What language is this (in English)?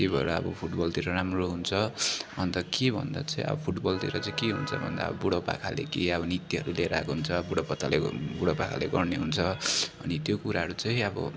Nepali